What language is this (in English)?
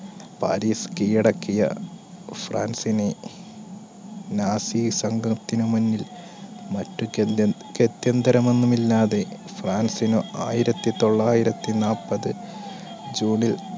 Malayalam